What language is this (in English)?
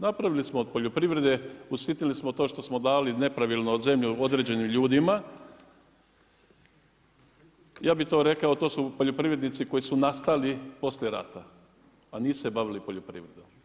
Croatian